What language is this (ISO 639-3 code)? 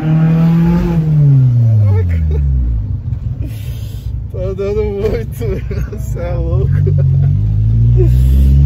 por